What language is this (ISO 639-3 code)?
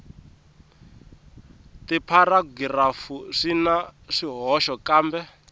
tso